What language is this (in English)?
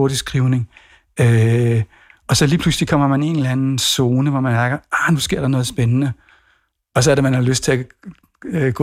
Danish